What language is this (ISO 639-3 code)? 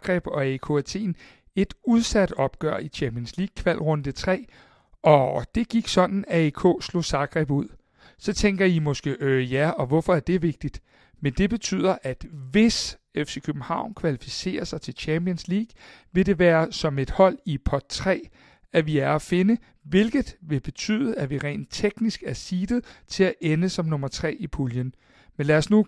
dan